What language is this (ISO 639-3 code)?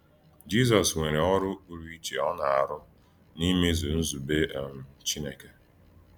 ibo